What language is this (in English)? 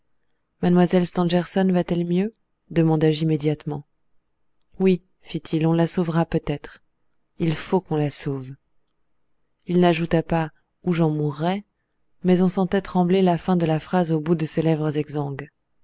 French